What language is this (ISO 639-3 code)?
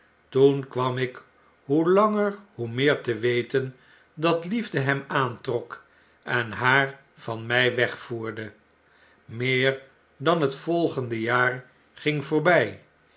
nld